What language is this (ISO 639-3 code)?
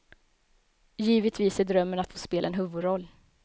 swe